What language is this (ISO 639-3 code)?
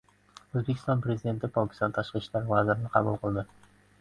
uzb